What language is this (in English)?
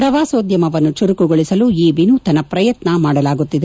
Kannada